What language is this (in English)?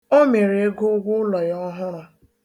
Igbo